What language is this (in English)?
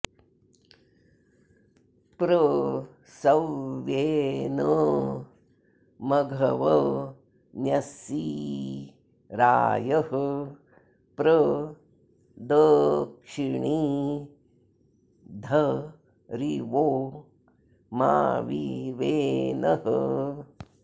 Sanskrit